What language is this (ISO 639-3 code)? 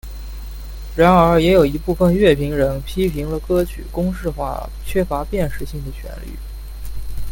zho